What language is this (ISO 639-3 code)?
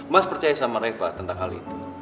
ind